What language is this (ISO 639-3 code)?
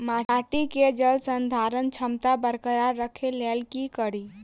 mai